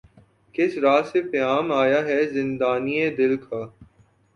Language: Urdu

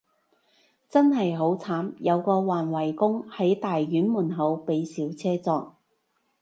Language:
Cantonese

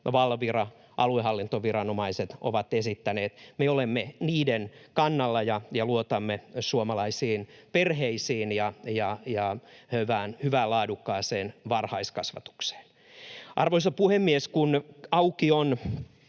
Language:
Finnish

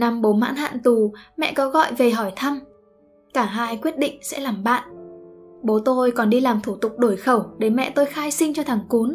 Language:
Vietnamese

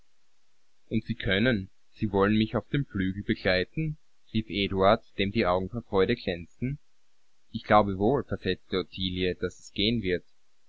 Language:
German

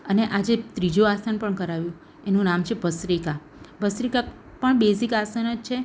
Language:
Gujarati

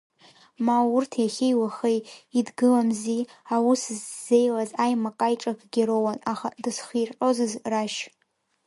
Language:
Abkhazian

